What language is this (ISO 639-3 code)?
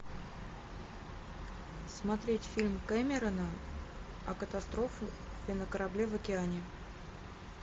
rus